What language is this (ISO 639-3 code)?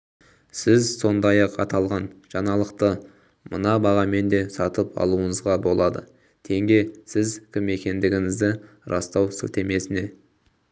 kaz